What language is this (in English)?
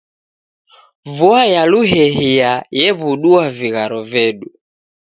Taita